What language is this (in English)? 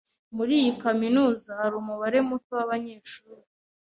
Kinyarwanda